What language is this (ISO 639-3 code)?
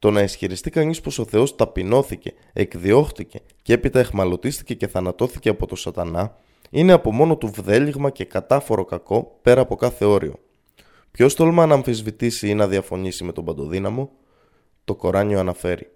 ell